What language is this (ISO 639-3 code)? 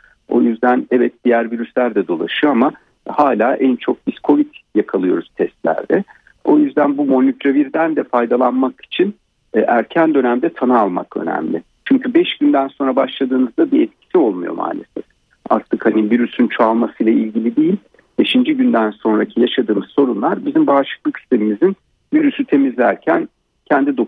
tur